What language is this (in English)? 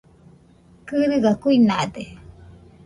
Nüpode Huitoto